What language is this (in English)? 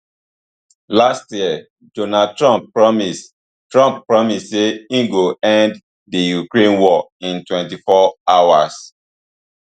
Nigerian Pidgin